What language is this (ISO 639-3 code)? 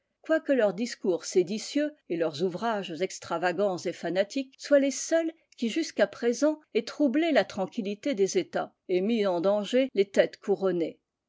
fra